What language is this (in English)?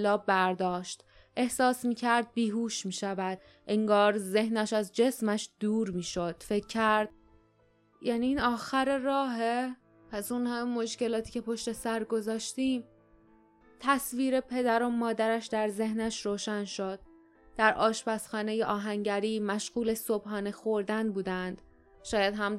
Persian